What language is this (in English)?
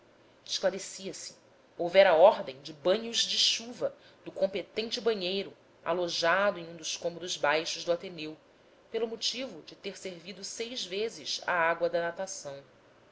Portuguese